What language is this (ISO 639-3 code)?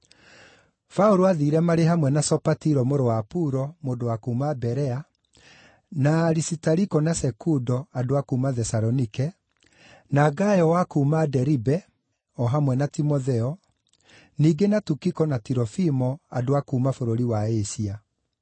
kik